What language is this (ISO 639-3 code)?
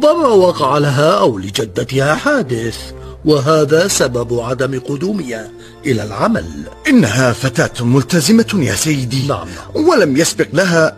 ara